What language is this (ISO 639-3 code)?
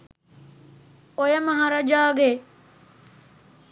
sin